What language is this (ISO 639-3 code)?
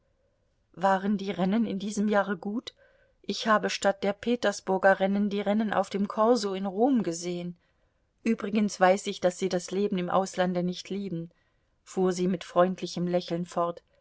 deu